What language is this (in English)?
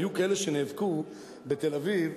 Hebrew